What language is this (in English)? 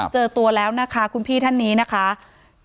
Thai